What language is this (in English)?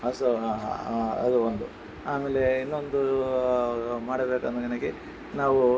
Kannada